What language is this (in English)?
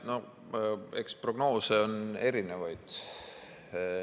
Estonian